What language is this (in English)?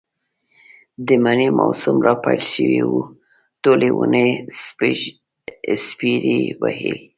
Pashto